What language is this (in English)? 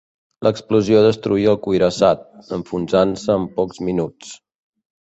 Catalan